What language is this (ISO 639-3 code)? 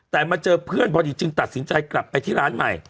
tha